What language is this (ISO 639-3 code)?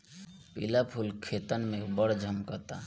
bho